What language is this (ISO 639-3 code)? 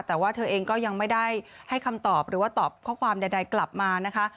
tha